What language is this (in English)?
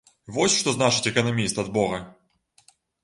Belarusian